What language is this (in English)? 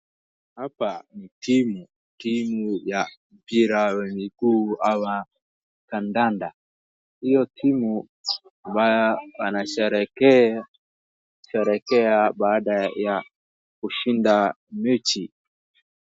Swahili